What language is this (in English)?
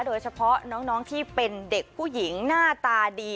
Thai